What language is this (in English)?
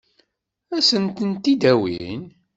Kabyle